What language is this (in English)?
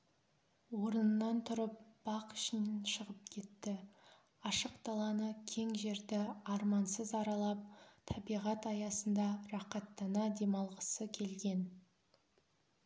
Kazakh